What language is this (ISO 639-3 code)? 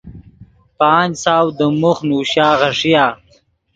ydg